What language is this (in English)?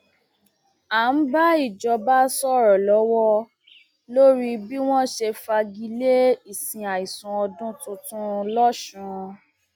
Yoruba